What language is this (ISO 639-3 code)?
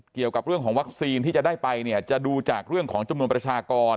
tha